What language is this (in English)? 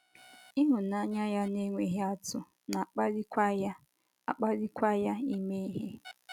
Igbo